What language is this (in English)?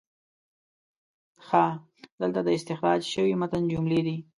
Pashto